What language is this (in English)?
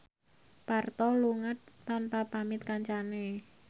Javanese